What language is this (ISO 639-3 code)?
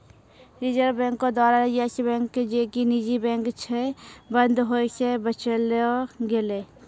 mai